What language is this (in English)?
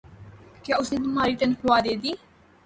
Urdu